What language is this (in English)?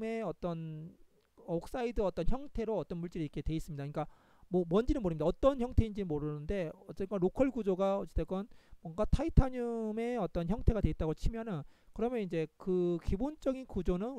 Korean